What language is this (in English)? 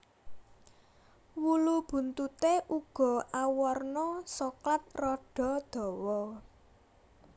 Javanese